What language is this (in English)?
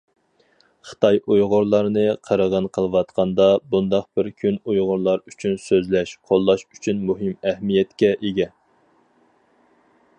Uyghur